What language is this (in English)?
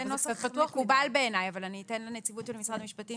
Hebrew